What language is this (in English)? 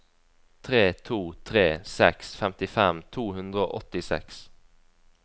Norwegian